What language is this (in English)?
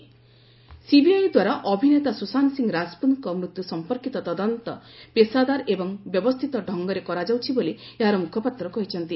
Odia